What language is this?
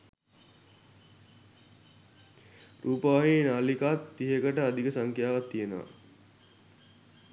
Sinhala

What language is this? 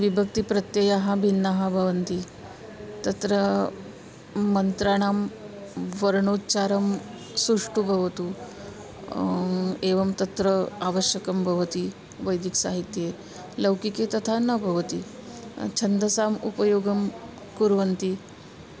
Sanskrit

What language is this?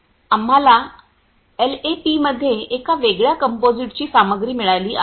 Marathi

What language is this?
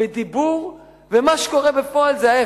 Hebrew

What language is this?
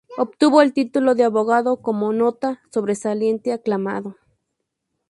Spanish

